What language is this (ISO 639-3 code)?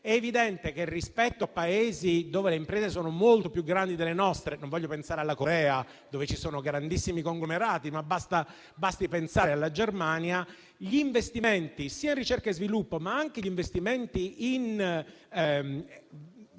ita